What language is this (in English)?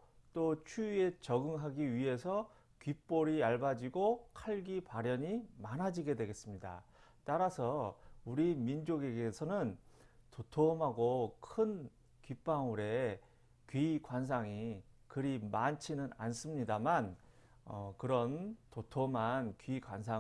Korean